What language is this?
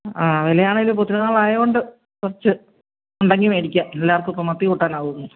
Malayalam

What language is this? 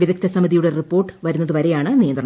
Malayalam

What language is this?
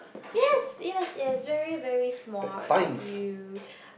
English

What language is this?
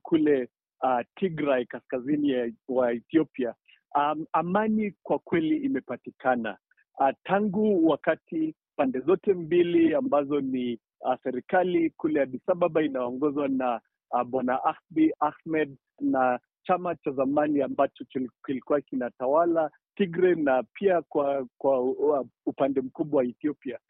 Swahili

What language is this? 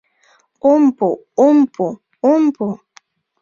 Mari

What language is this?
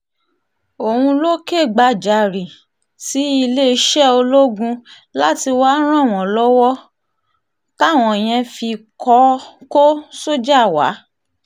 Yoruba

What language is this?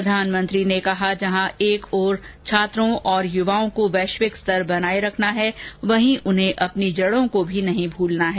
Hindi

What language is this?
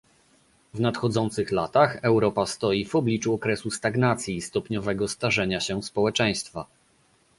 Polish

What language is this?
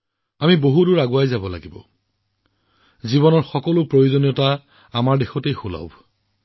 Assamese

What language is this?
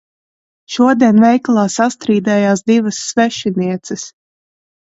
Latvian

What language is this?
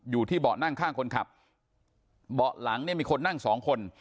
Thai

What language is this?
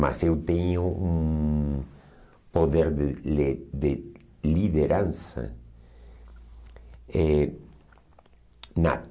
Portuguese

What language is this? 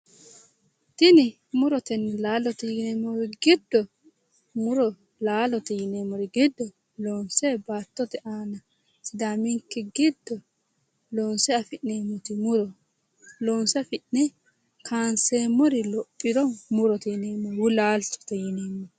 Sidamo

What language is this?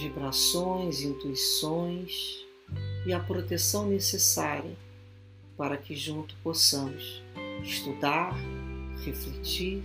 Portuguese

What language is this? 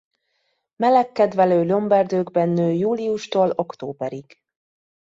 Hungarian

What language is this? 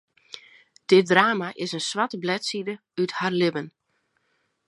Western Frisian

